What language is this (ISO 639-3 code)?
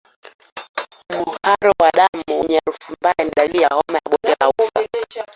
swa